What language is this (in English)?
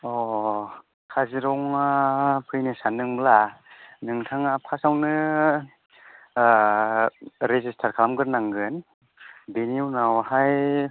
Bodo